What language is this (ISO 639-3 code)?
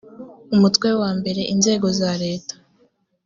kin